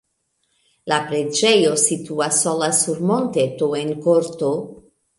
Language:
Esperanto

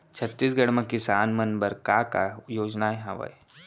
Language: Chhattisgarhi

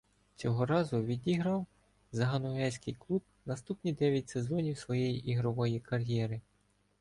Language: Ukrainian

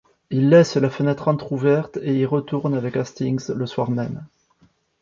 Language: French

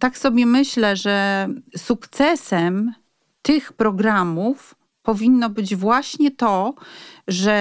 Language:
Polish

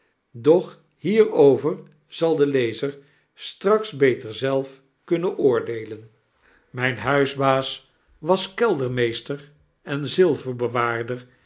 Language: Dutch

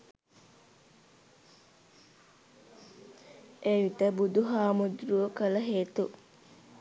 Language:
Sinhala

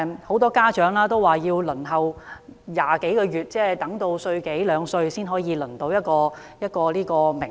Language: Cantonese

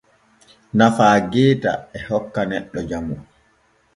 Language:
Borgu Fulfulde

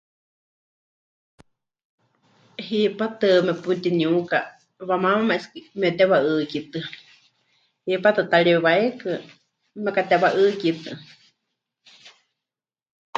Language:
Huichol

